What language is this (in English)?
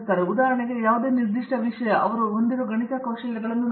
Kannada